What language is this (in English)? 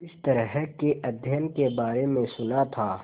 Hindi